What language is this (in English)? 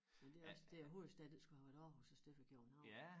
Danish